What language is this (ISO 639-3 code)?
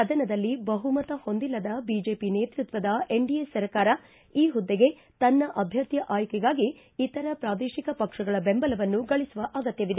kan